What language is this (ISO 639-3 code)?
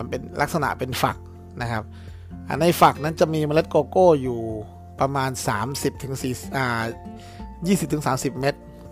tha